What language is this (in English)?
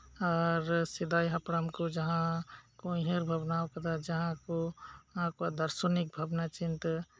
Santali